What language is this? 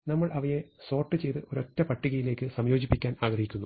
Malayalam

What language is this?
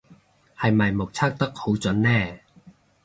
Cantonese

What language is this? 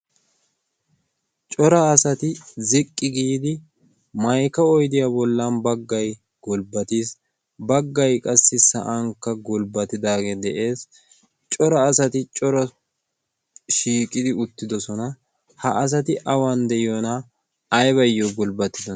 Wolaytta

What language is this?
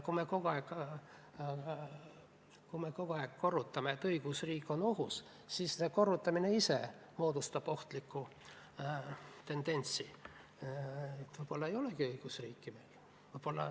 Estonian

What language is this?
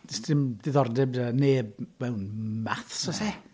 Welsh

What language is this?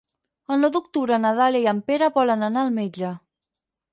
Catalan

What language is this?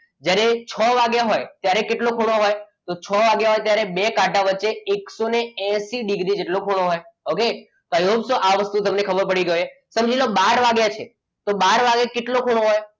Gujarati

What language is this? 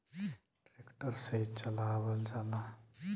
Bhojpuri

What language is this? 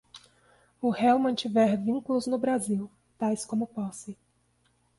Portuguese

